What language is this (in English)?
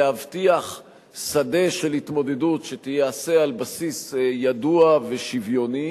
Hebrew